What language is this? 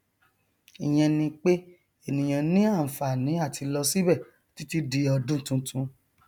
Yoruba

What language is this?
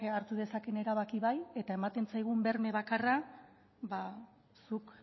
Basque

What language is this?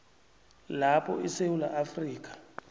South Ndebele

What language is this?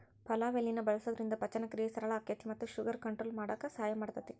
Kannada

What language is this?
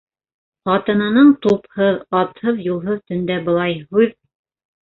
Bashkir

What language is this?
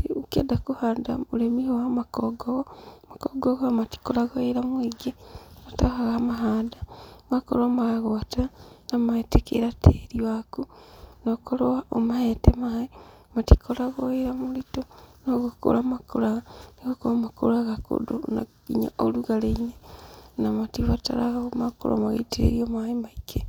Kikuyu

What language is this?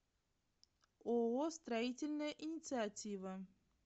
Russian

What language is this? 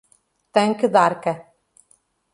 Portuguese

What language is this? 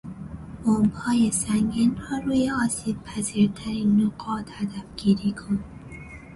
Persian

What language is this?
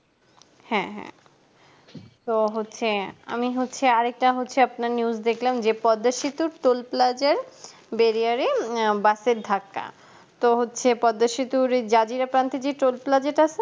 Bangla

